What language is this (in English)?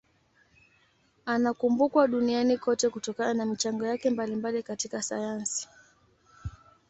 Swahili